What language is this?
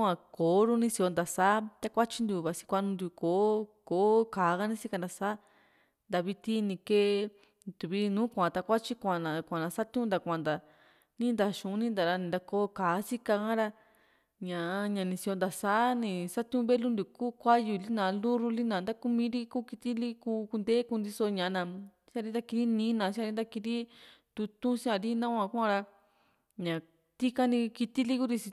Juxtlahuaca Mixtec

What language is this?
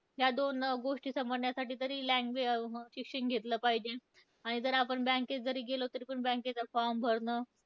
Marathi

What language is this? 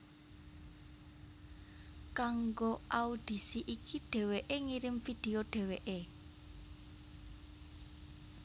Javanese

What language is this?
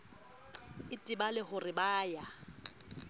Southern Sotho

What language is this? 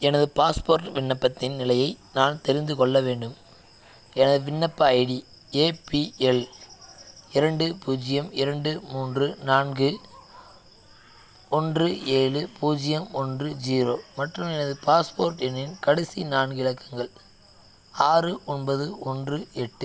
Tamil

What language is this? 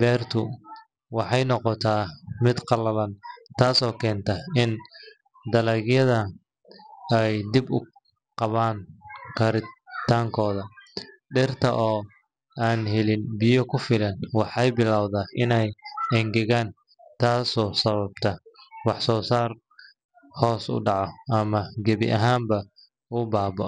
Somali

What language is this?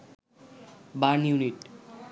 Bangla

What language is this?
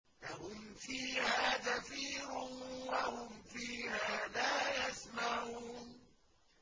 Arabic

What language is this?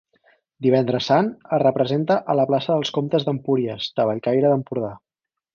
Catalan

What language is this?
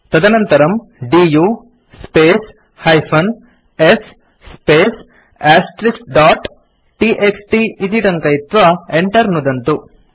Sanskrit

